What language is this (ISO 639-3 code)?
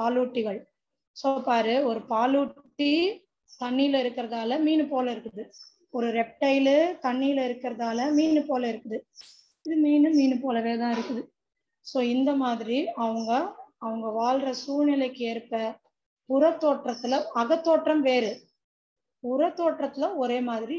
tam